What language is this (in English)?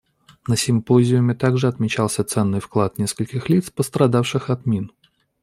Russian